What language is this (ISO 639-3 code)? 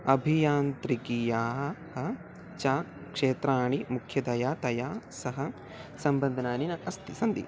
san